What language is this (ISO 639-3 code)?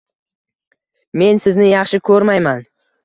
uzb